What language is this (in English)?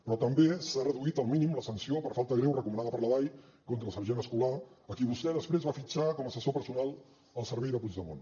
Catalan